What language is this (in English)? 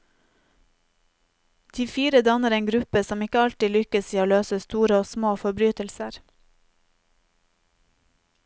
Norwegian